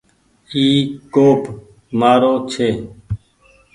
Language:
Goaria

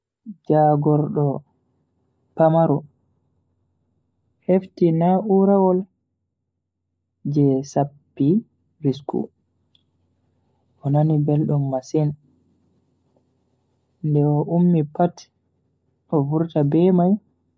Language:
Bagirmi Fulfulde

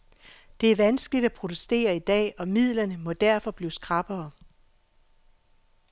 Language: Danish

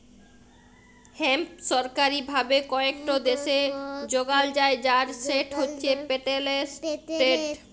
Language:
Bangla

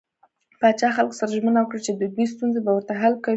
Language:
Pashto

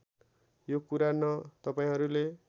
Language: Nepali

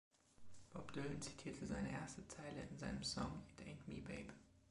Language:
German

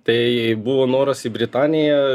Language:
Lithuanian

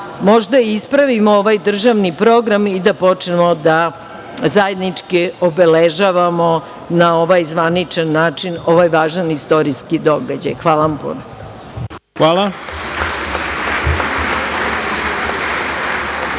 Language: Serbian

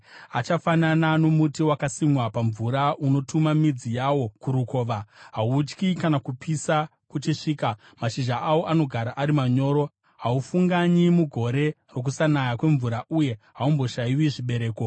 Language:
Shona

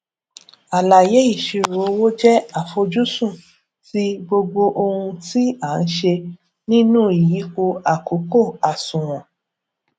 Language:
Yoruba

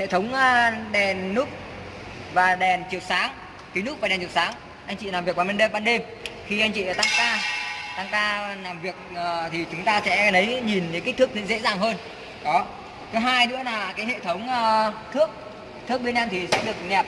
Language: Vietnamese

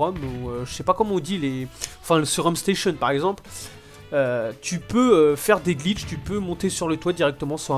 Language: French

